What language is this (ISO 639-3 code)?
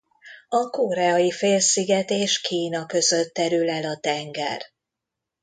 hun